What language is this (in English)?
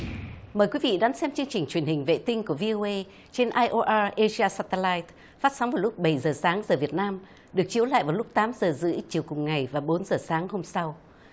Vietnamese